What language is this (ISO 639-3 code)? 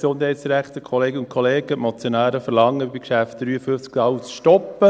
gsw